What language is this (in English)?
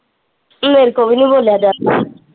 Punjabi